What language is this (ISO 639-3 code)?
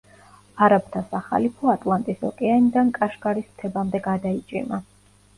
kat